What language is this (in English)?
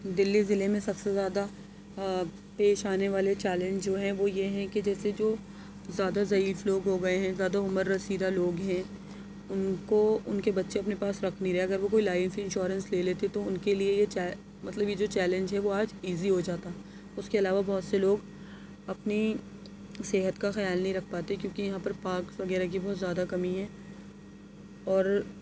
Urdu